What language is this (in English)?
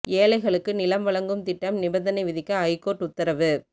Tamil